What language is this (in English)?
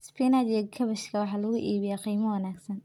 Somali